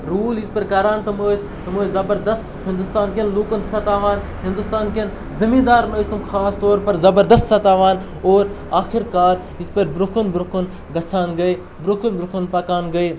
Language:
Kashmiri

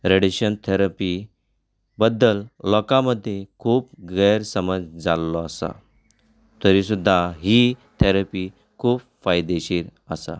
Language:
Konkani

